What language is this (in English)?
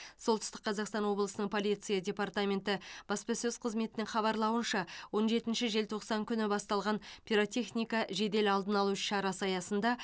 Kazakh